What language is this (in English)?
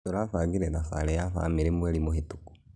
Kikuyu